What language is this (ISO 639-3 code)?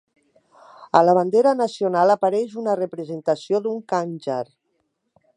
cat